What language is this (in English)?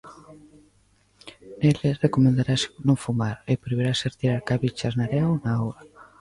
Galician